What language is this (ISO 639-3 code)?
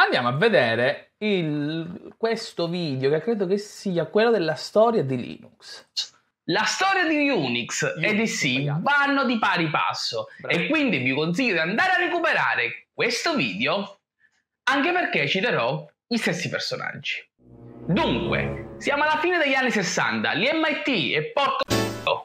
ita